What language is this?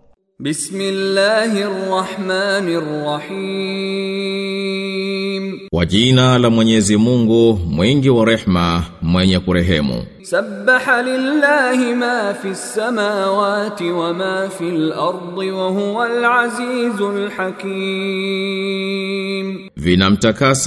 Swahili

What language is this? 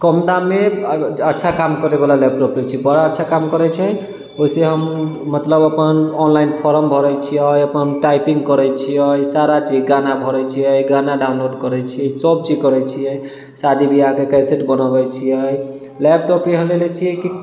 Maithili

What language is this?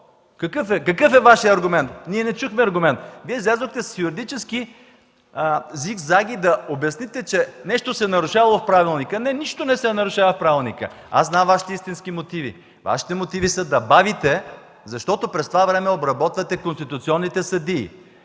Bulgarian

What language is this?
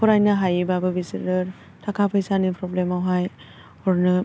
Bodo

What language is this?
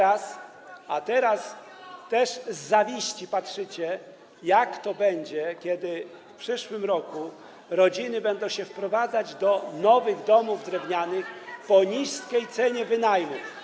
Polish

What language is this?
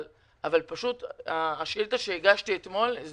Hebrew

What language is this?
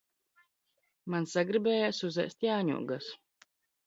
Latvian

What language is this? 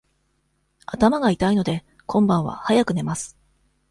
Japanese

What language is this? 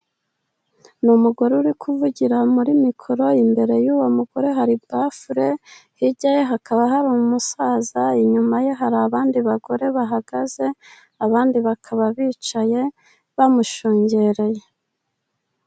Kinyarwanda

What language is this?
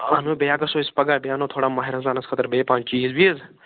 Kashmiri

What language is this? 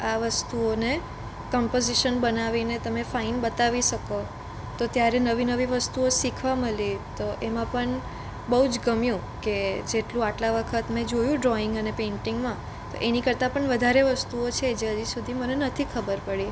Gujarati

